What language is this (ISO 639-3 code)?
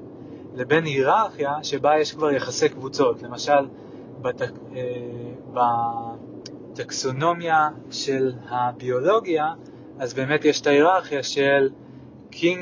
heb